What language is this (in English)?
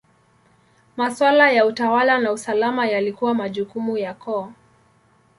Swahili